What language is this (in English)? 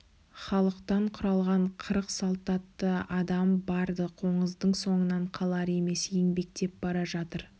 Kazakh